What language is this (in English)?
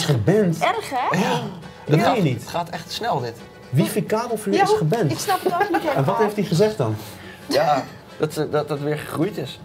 Dutch